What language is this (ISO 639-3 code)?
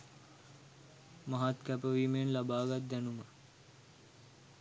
sin